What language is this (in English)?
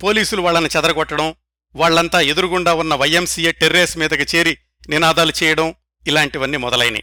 Telugu